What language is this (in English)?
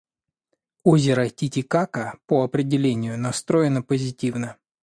Russian